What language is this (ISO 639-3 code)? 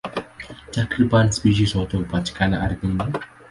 swa